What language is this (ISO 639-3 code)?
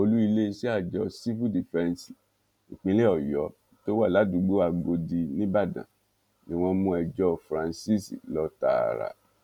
yor